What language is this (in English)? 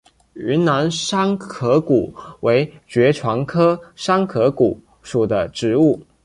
Chinese